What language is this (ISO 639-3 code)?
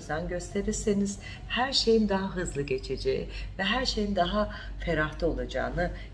tur